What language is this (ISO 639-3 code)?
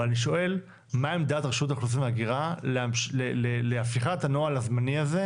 heb